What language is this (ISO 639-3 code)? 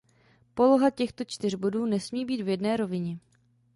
ces